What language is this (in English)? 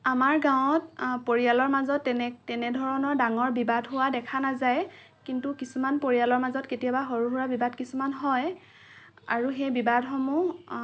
Assamese